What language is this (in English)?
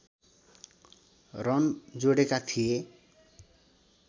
Nepali